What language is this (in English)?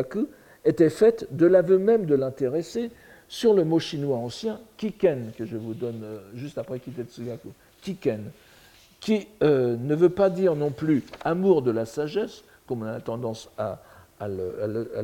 French